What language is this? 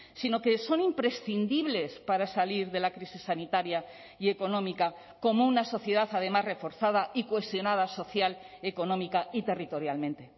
Spanish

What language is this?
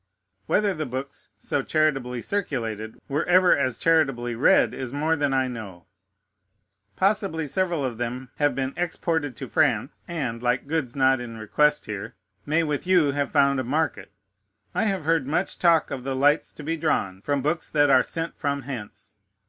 English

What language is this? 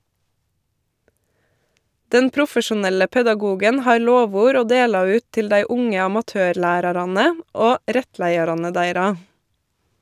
Norwegian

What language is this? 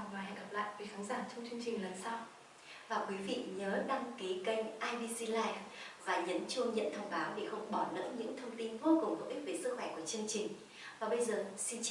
Vietnamese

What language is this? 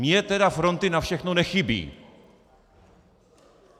Czech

